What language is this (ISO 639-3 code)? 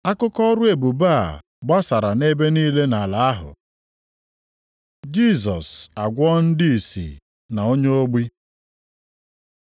ibo